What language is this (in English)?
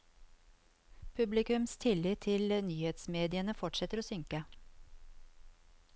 Norwegian